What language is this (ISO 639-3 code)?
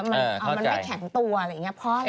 tha